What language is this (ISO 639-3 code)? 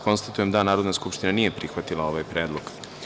srp